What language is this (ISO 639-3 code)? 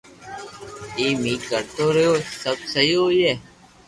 lrk